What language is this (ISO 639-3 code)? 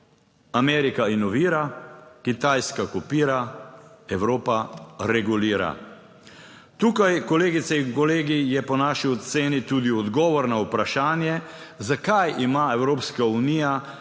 slv